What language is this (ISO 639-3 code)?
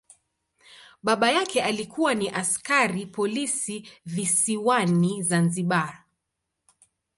swa